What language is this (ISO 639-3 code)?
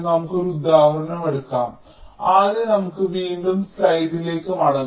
mal